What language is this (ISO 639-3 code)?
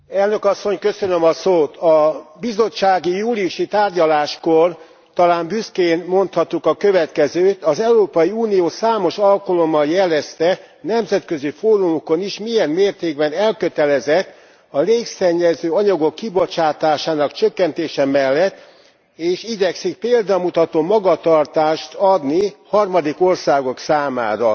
hun